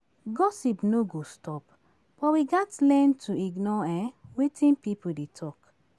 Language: Nigerian Pidgin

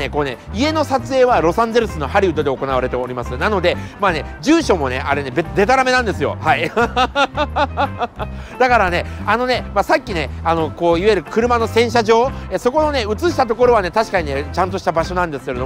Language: Japanese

